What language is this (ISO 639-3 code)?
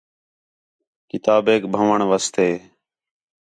xhe